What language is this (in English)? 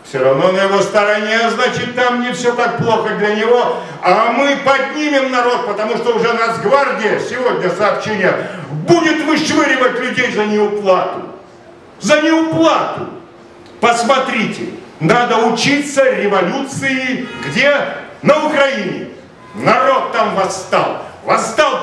Russian